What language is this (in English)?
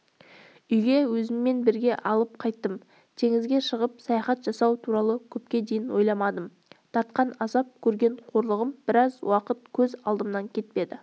Kazakh